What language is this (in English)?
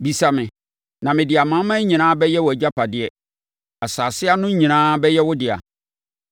Akan